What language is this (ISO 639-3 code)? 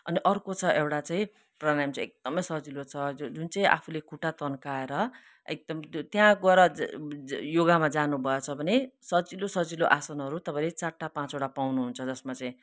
nep